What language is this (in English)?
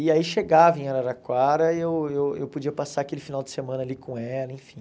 Portuguese